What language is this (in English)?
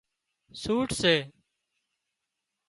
Wadiyara Koli